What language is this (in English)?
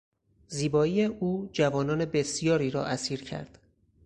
Persian